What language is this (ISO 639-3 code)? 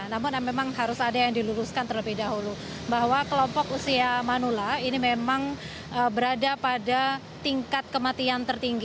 ind